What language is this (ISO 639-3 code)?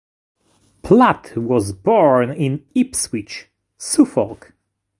eng